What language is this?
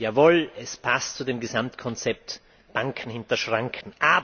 German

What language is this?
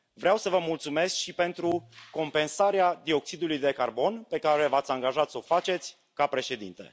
Romanian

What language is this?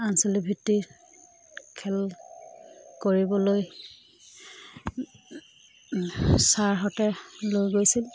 Assamese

